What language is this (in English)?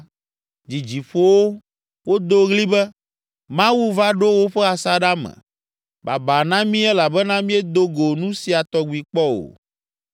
Ewe